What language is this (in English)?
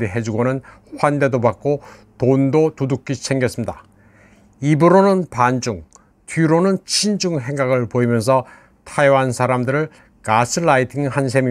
Korean